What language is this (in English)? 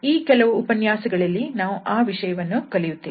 Kannada